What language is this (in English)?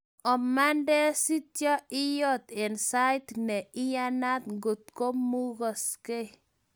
Kalenjin